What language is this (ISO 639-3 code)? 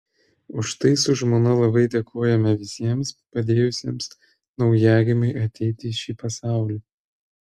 lit